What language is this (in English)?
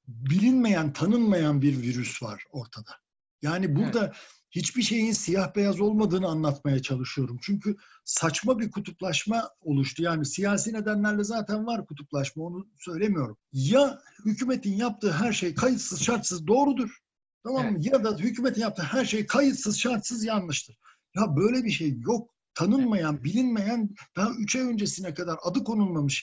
Turkish